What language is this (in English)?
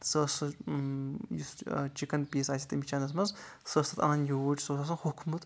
Kashmiri